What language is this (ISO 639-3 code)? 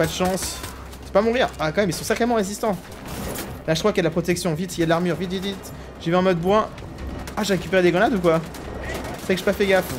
fra